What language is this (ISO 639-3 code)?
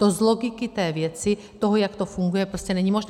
ces